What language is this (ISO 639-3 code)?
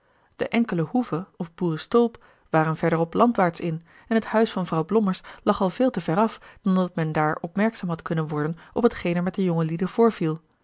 nld